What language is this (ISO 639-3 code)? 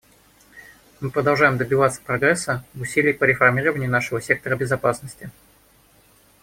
rus